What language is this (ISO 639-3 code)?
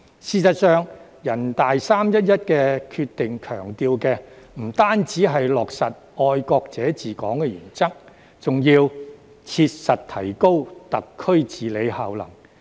yue